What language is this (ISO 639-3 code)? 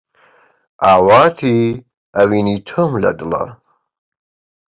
ckb